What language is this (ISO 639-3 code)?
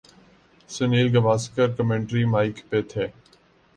urd